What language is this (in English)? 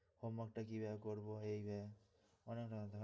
Bangla